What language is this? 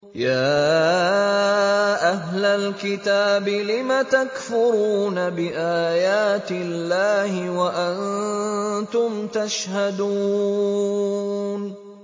Arabic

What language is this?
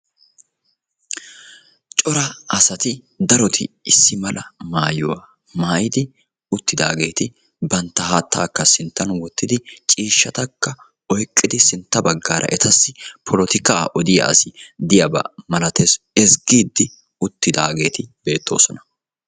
Wolaytta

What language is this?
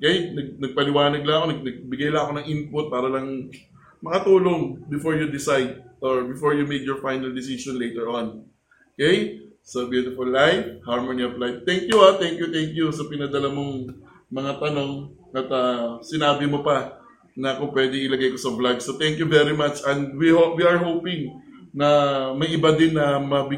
Filipino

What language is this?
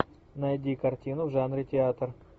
Russian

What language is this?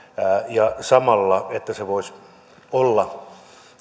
Finnish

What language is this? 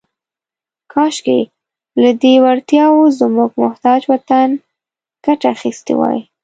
Pashto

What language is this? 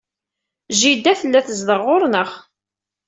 Kabyle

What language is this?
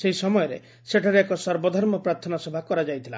Odia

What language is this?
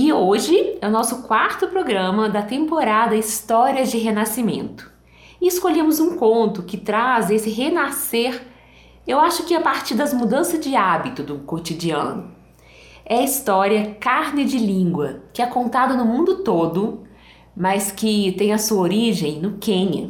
Portuguese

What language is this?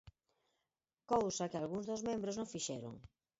Galician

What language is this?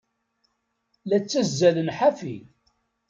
Kabyle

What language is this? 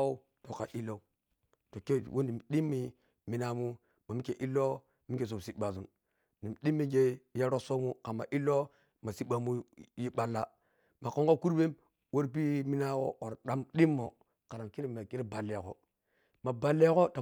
Piya-Kwonci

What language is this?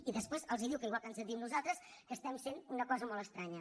Catalan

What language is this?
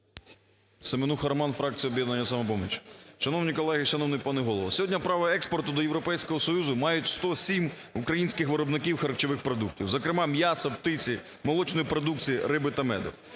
Ukrainian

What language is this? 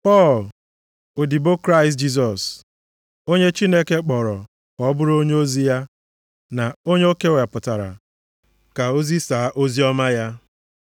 Igbo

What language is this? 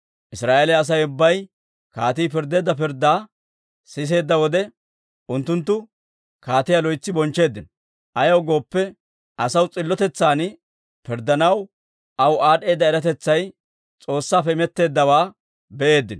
Dawro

